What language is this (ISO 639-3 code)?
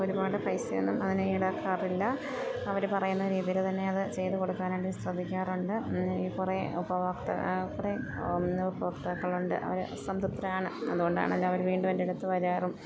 mal